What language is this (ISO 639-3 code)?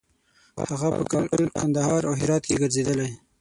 pus